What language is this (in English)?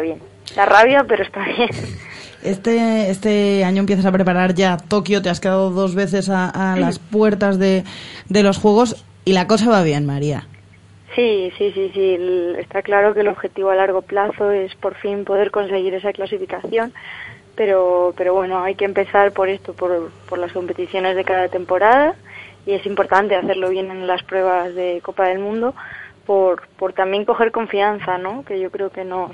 Spanish